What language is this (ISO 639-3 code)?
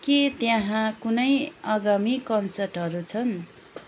nep